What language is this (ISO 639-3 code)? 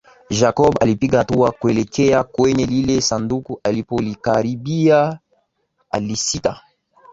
swa